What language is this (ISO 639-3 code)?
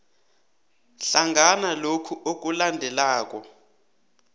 nbl